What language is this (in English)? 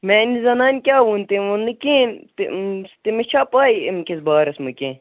Kashmiri